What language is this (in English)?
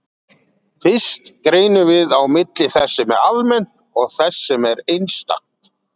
Icelandic